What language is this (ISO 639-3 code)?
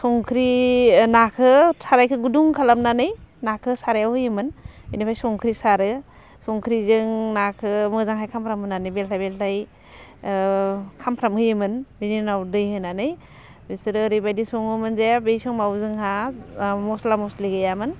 brx